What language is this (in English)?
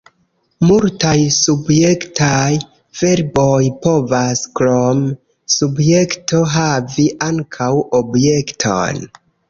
Esperanto